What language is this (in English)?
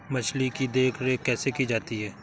Hindi